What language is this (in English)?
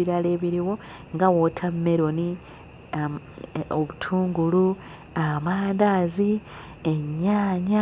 Ganda